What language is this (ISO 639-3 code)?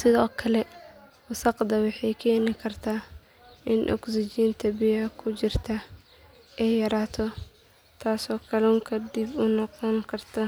som